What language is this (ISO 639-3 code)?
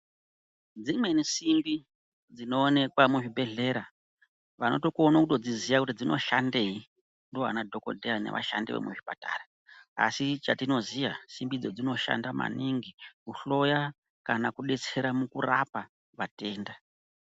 ndc